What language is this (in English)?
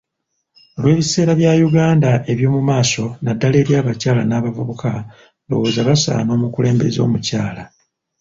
Ganda